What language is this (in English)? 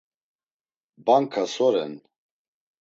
Laz